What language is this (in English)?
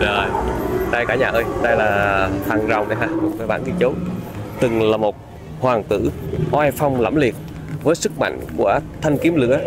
Vietnamese